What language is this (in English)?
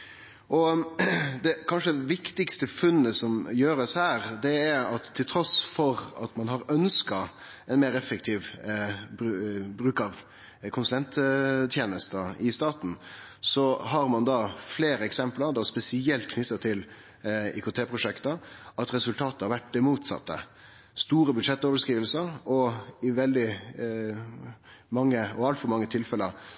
Norwegian Nynorsk